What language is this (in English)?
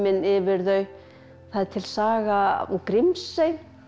Icelandic